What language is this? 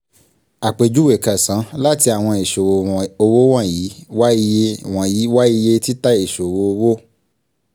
Yoruba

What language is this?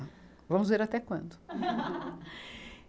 Portuguese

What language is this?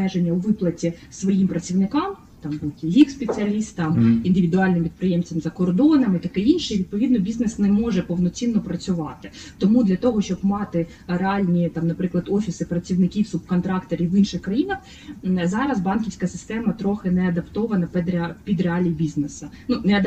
Ukrainian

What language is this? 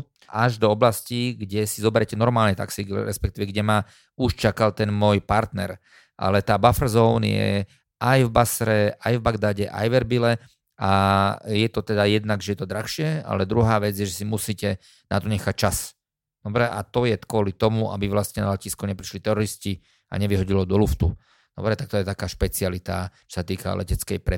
Slovak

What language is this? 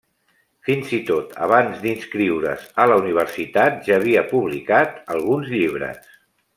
Catalan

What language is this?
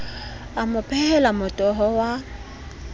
Southern Sotho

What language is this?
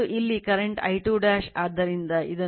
Kannada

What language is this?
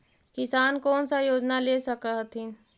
Magahi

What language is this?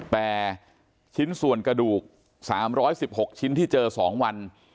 Thai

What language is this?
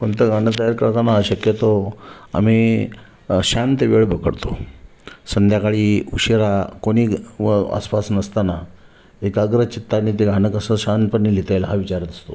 Marathi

